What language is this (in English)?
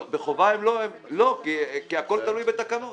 Hebrew